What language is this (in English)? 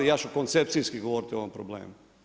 Croatian